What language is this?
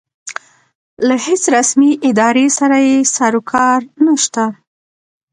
Pashto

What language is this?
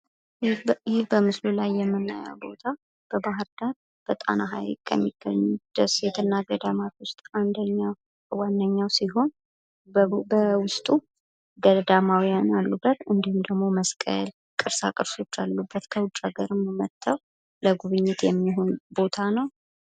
Amharic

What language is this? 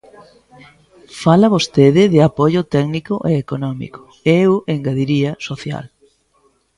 Galician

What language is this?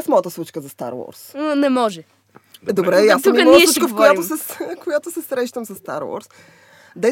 Bulgarian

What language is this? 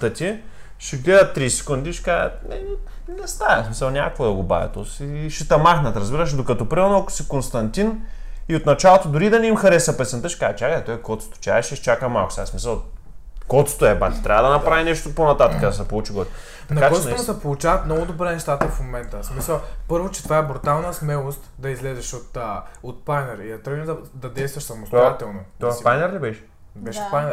Bulgarian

